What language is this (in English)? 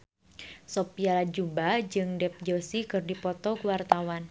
Sundanese